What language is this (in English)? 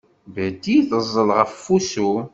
Kabyle